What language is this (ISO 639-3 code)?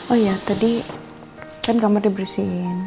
ind